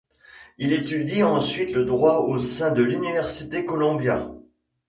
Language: French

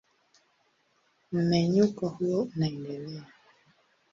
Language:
Swahili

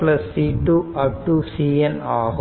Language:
Tamil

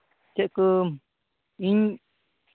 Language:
Santali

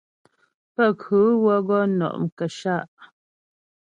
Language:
Ghomala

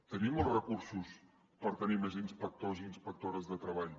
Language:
Catalan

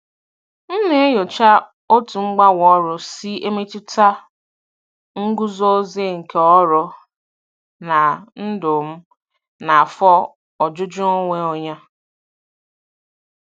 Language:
Igbo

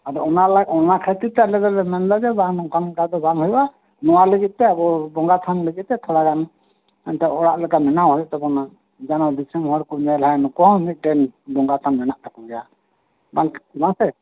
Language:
Santali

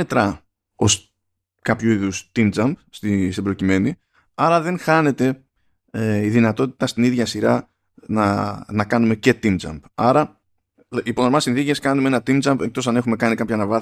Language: Greek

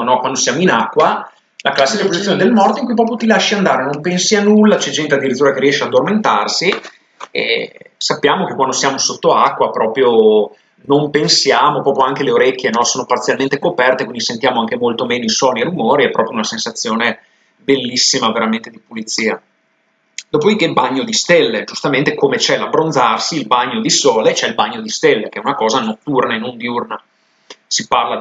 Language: Italian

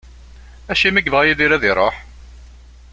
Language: Kabyle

